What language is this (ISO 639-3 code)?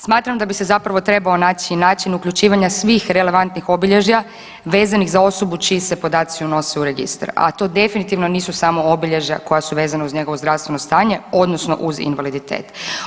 hrv